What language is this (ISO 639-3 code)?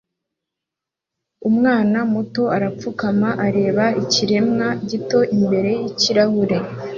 kin